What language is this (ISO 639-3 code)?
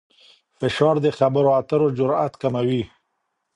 pus